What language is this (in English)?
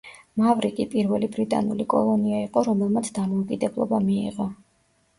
Georgian